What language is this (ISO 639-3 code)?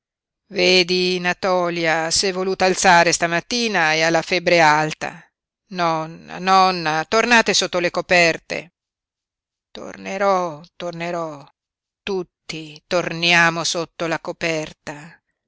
ita